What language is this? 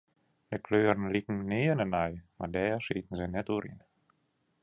Western Frisian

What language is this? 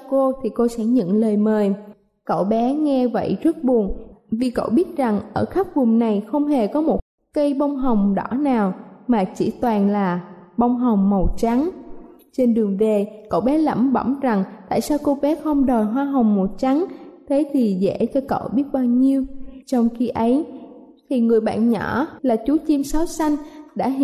Vietnamese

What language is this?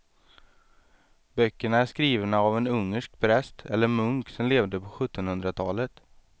Swedish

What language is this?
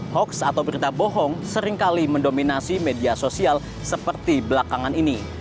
Indonesian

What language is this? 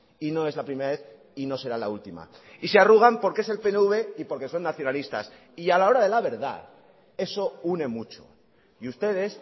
Spanish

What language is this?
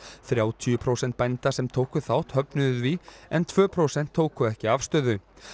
Icelandic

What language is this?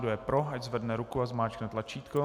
Czech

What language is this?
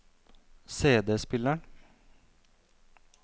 Norwegian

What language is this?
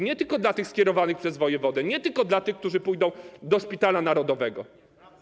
Polish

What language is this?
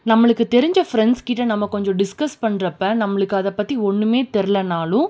Tamil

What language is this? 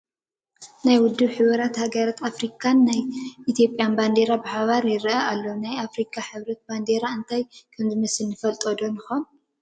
Tigrinya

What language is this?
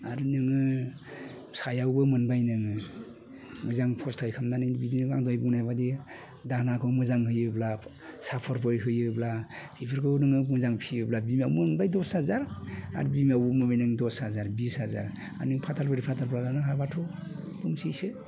Bodo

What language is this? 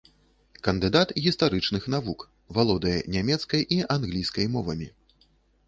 Belarusian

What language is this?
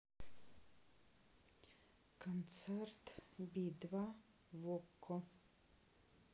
Russian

